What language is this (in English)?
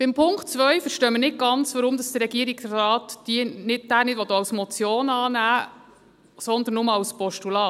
Swiss German